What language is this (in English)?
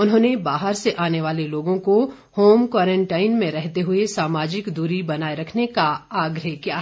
Hindi